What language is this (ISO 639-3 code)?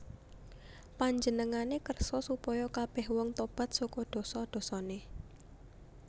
jav